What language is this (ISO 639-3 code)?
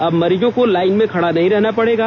hin